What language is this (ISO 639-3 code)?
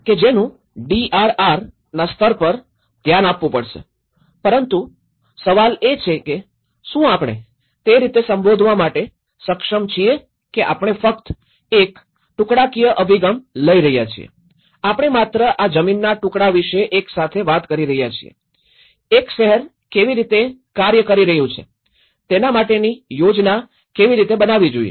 guj